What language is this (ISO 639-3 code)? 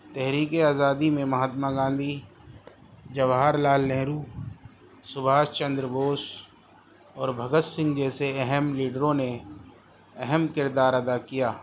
urd